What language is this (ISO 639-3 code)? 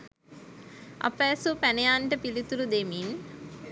sin